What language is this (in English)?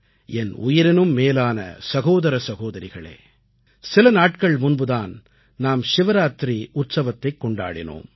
Tamil